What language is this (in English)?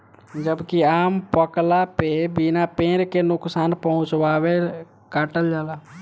Bhojpuri